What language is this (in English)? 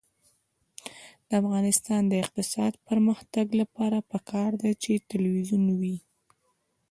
Pashto